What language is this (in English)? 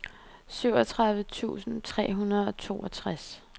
Danish